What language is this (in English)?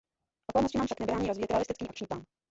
Czech